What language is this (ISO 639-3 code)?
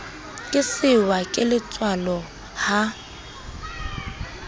sot